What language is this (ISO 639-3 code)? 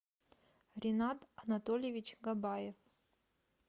rus